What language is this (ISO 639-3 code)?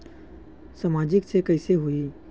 hne